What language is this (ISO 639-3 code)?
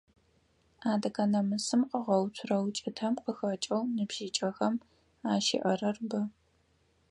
ady